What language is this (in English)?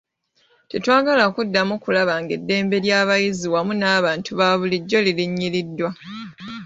Ganda